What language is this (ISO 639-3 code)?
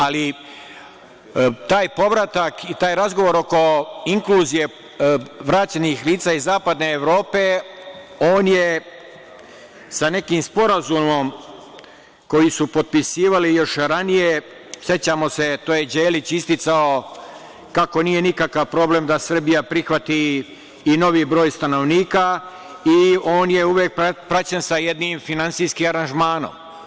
srp